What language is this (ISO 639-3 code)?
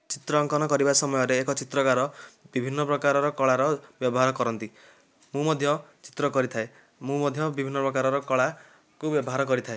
ori